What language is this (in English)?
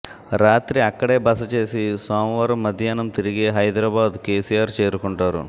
Telugu